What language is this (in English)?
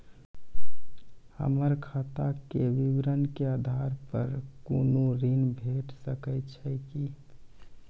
Maithili